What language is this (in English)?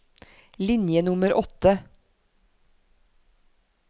Norwegian